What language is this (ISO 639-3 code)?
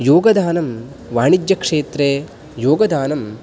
san